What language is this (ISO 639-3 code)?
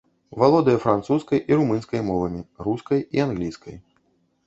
bel